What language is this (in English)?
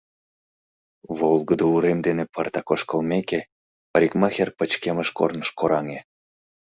Mari